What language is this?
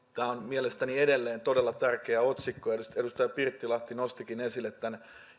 Finnish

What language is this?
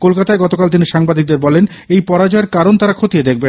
Bangla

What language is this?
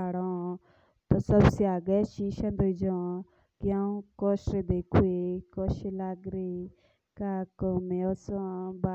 Jaunsari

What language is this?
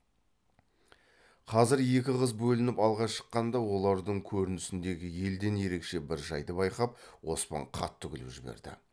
Kazakh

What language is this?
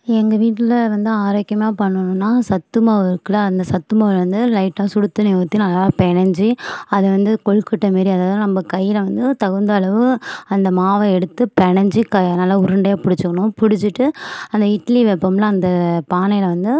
Tamil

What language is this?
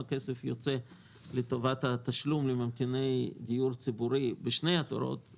Hebrew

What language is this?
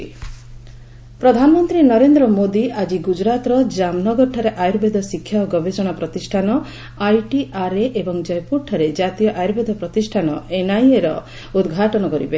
Odia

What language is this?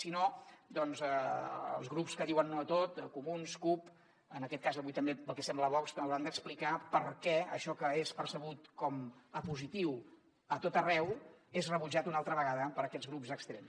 Catalan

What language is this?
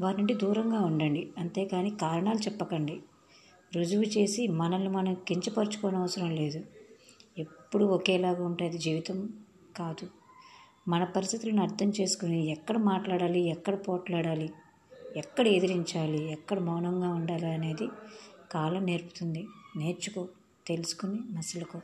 Telugu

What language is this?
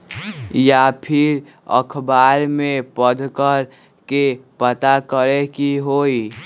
Magahi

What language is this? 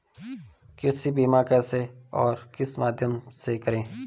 Hindi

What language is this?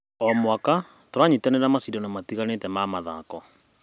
Kikuyu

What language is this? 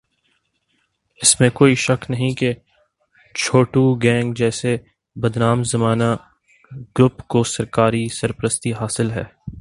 Urdu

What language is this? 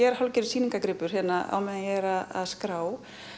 Icelandic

